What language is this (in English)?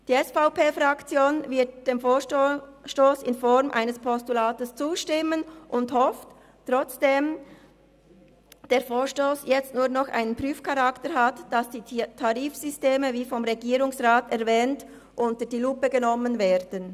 Swiss German